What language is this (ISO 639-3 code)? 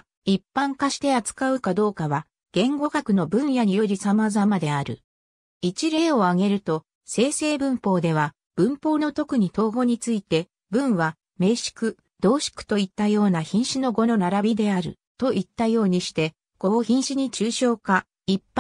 jpn